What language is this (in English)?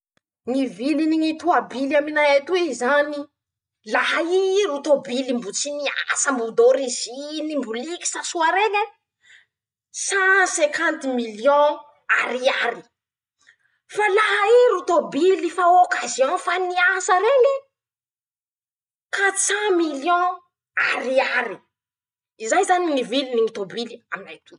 Masikoro Malagasy